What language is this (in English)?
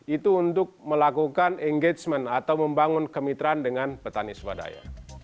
Indonesian